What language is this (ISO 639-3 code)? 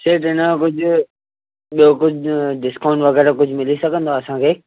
snd